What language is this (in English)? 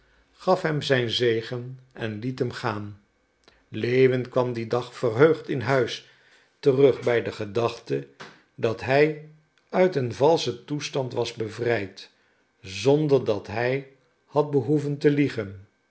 Dutch